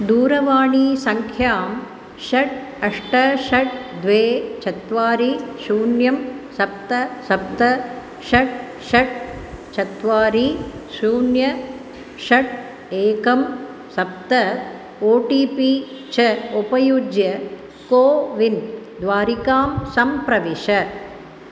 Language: Sanskrit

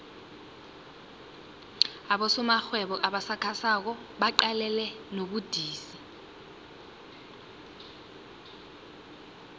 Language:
South Ndebele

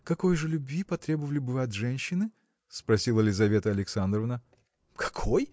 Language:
Russian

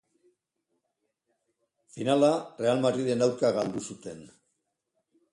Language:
Basque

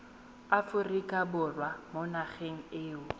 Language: Tswana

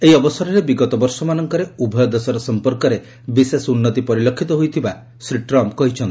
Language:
Odia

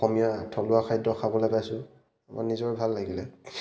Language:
Assamese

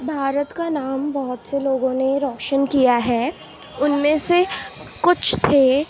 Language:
Urdu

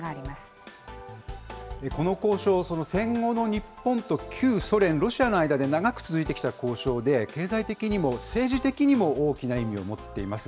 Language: Japanese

